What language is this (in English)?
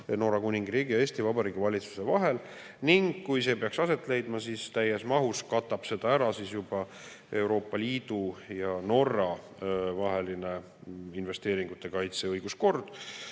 Estonian